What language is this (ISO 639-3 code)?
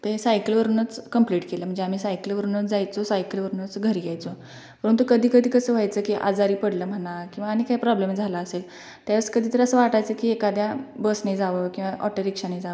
mar